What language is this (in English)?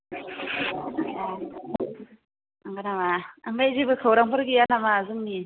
Bodo